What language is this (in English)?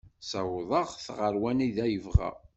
Kabyle